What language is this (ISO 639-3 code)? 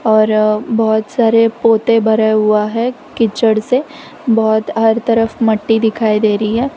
hin